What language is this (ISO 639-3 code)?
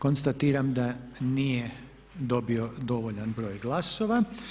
hrv